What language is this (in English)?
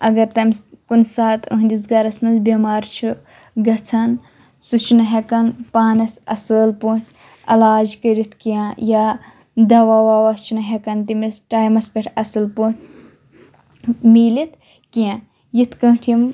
Kashmiri